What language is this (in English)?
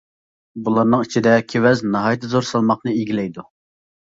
Uyghur